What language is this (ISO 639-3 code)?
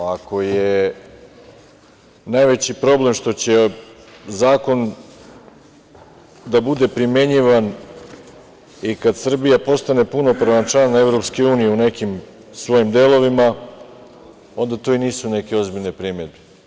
srp